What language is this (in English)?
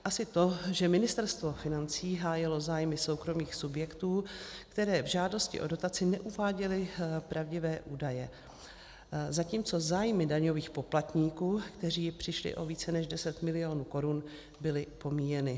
Czech